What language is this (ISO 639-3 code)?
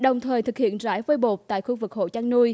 vie